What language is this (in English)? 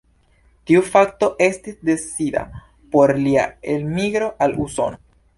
Esperanto